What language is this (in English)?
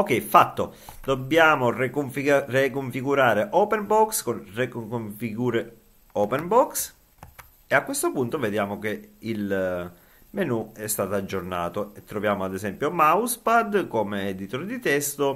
Italian